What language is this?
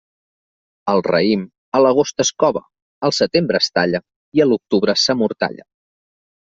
Catalan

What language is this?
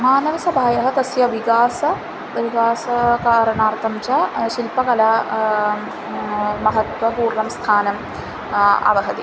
Sanskrit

